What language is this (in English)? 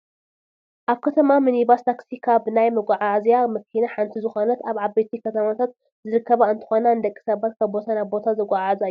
Tigrinya